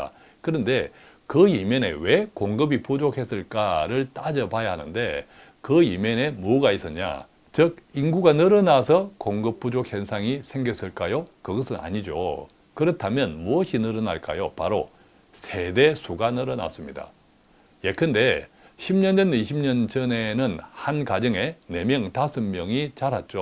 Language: Korean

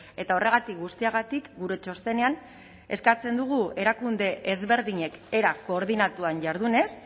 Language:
Basque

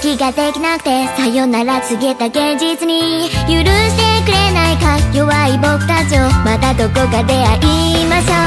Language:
Japanese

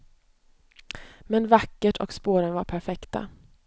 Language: Swedish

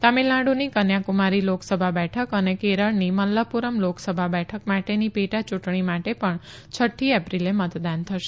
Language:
Gujarati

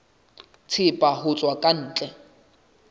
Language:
Southern Sotho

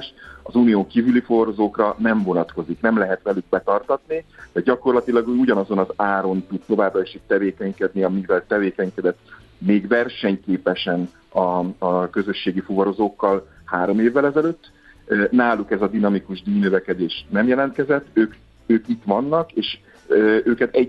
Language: Hungarian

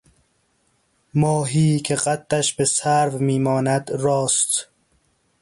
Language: Persian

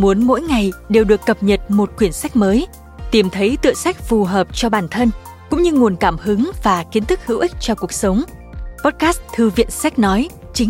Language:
Vietnamese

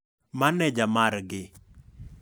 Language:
Luo (Kenya and Tanzania)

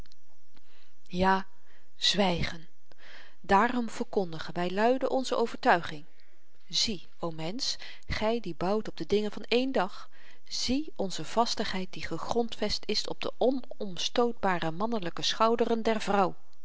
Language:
Dutch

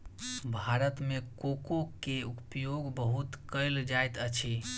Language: Maithili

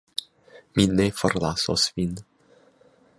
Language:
Esperanto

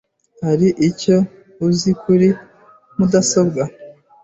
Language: Kinyarwanda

